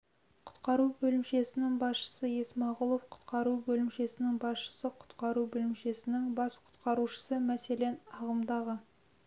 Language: Kazakh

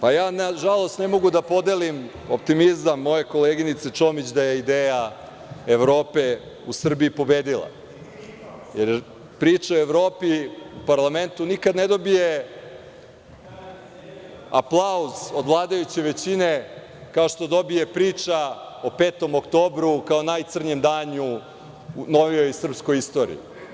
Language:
Serbian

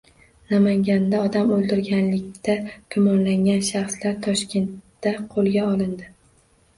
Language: Uzbek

